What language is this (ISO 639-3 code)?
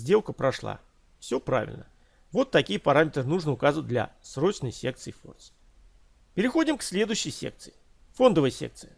rus